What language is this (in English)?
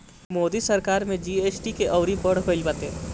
Bhojpuri